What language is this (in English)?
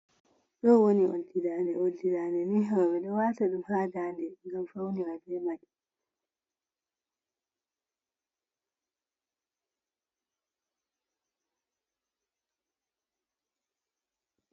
Fula